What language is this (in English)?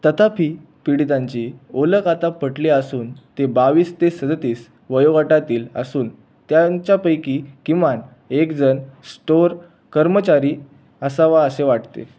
Marathi